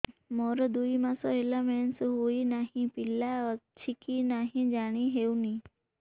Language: Odia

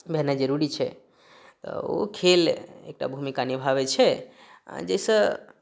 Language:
Maithili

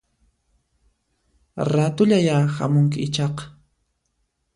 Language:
Puno Quechua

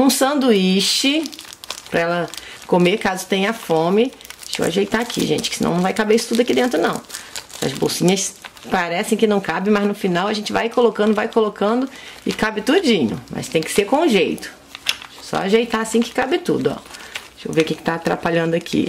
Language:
Portuguese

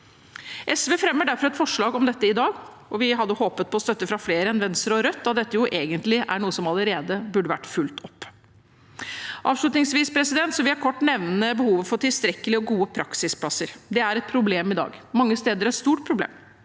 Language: Norwegian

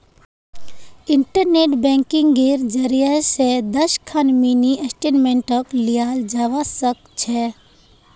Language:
Magahi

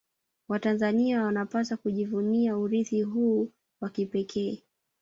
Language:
Swahili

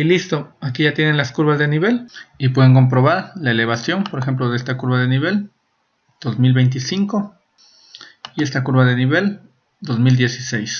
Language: Spanish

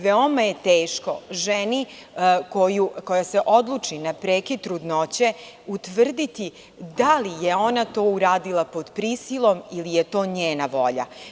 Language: Serbian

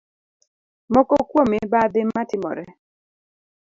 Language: Luo (Kenya and Tanzania)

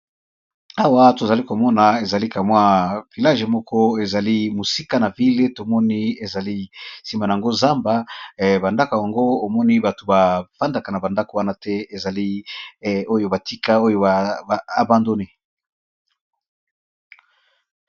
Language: Lingala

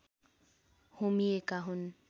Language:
Nepali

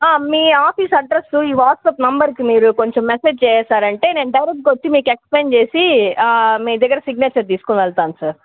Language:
Telugu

